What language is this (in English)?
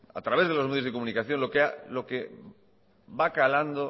Spanish